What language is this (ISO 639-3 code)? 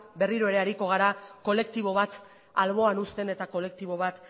eus